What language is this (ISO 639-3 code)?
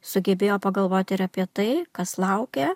lit